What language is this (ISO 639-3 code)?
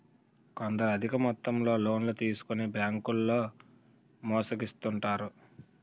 tel